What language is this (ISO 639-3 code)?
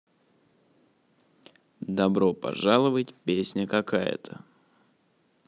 rus